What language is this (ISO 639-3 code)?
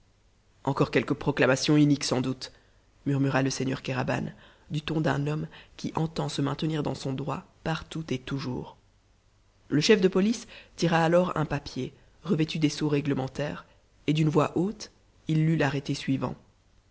fra